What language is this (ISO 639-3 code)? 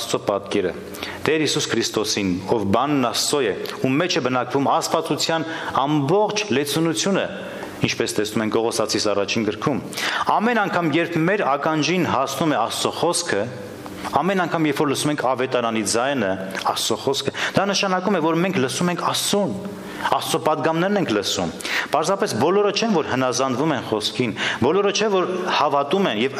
ron